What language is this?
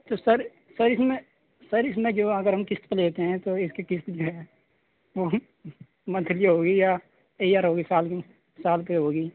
Urdu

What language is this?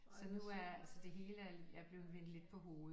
Danish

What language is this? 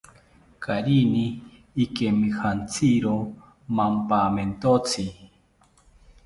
South Ucayali Ashéninka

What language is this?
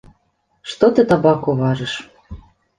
Belarusian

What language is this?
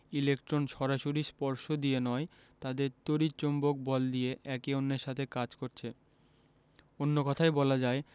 Bangla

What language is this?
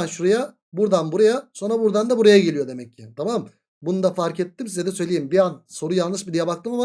Turkish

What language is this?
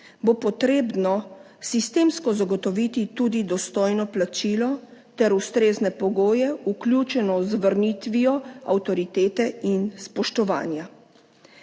Slovenian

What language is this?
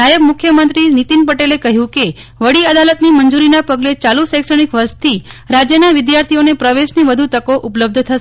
Gujarati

